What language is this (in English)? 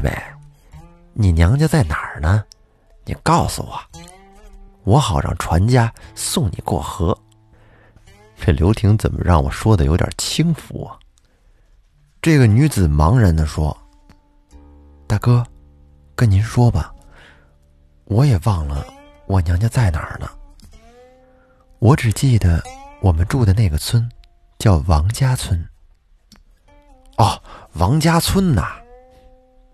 Chinese